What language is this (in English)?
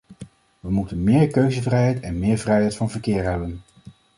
Dutch